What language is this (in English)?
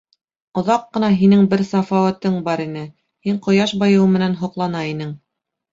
Bashkir